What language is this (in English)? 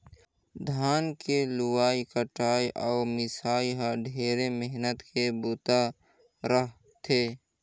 Chhattisgarhi